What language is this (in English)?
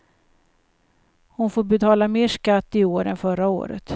Swedish